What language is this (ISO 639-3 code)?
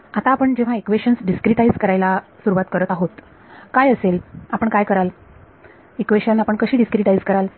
mar